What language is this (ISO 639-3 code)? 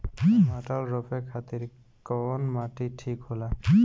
bho